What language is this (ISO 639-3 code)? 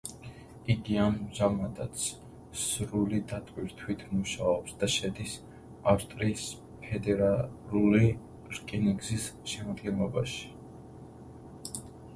kat